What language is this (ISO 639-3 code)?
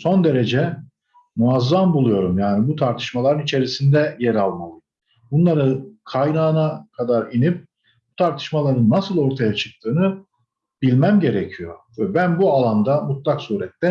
tur